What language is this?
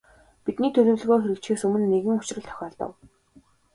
Mongolian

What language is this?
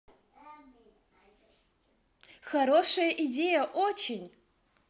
Russian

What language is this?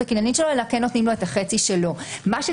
Hebrew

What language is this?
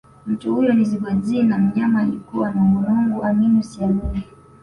Swahili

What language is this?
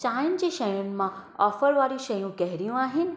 Sindhi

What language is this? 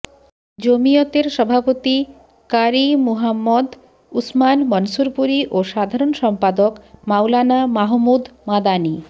Bangla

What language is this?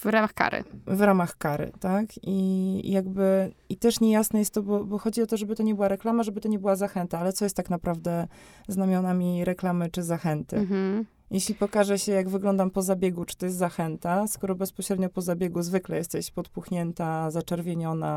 Polish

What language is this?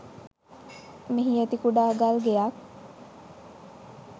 Sinhala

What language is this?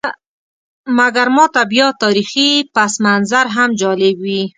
Pashto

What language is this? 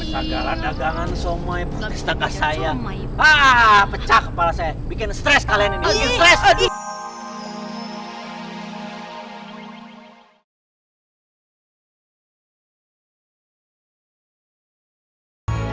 Indonesian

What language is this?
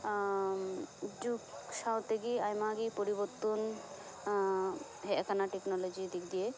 Santali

